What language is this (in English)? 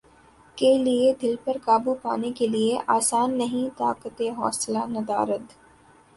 Urdu